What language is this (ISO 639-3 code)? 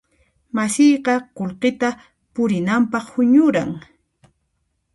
qxp